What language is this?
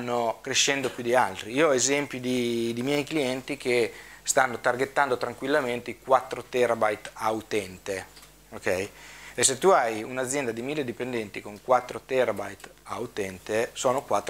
Italian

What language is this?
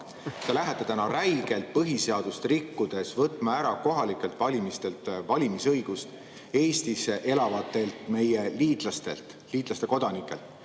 Estonian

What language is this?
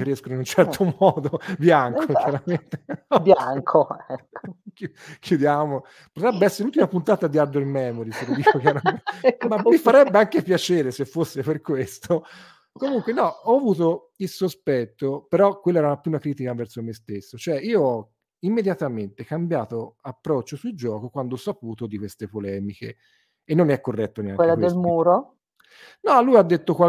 Italian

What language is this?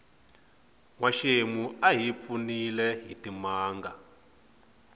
Tsonga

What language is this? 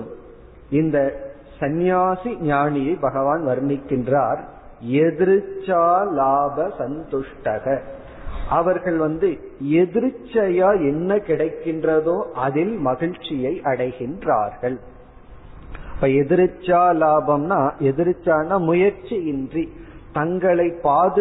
Tamil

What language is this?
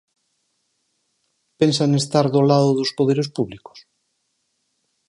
Galician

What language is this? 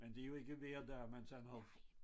Danish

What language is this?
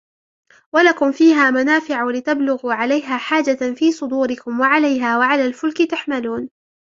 Arabic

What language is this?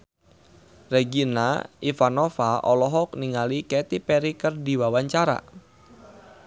Sundanese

